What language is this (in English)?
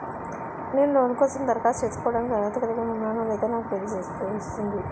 Telugu